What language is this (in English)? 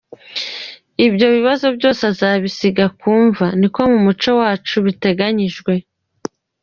Kinyarwanda